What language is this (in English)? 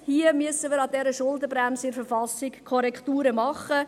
Swiss German